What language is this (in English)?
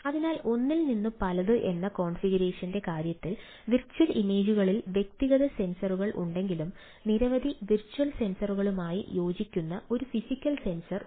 Malayalam